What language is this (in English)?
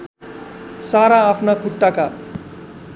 Nepali